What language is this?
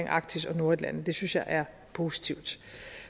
Danish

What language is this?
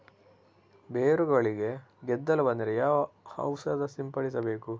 Kannada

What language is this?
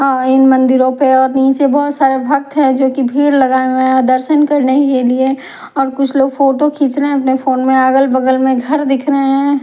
Hindi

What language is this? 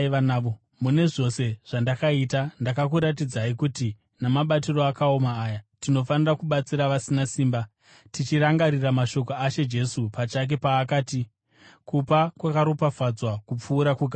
Shona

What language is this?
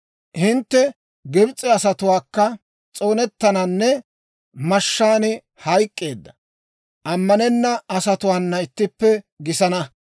Dawro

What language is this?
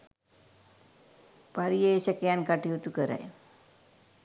Sinhala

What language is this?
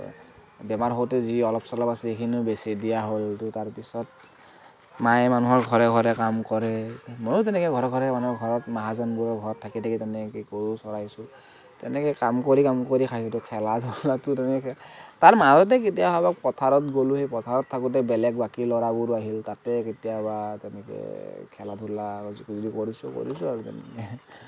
Assamese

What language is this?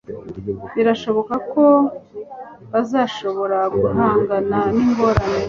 Kinyarwanda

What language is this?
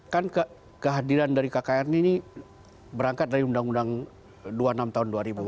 Indonesian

